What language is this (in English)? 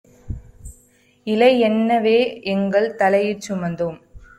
Tamil